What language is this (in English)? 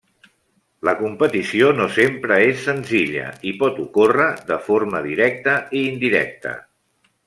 Catalan